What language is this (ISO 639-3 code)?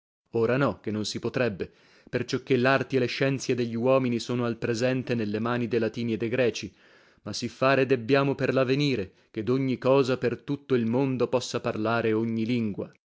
ita